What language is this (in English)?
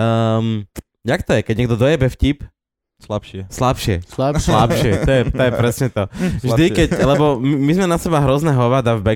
Slovak